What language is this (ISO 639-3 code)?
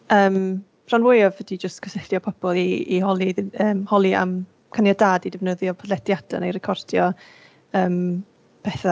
cym